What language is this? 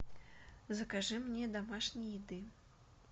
Russian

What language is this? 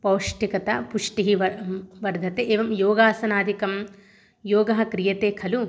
Sanskrit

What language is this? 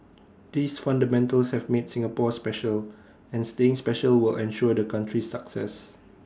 English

